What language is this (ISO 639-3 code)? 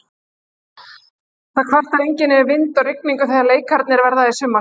isl